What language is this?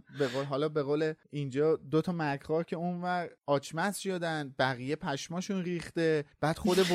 Persian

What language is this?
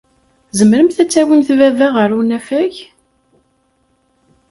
Kabyle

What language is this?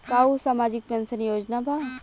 Bhojpuri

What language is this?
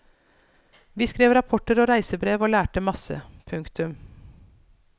Norwegian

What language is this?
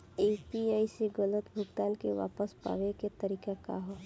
Bhojpuri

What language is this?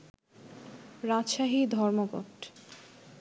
Bangla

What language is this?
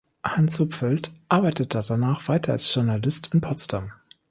German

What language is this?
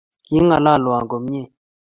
Kalenjin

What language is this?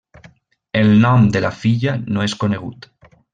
Catalan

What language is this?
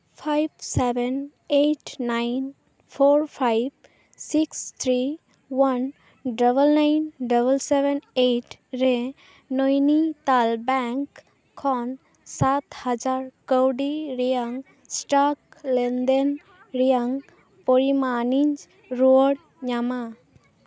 Santali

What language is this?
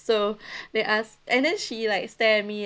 English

